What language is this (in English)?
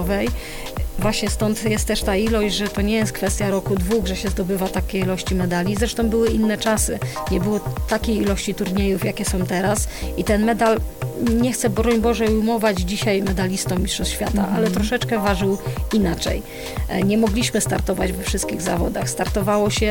Polish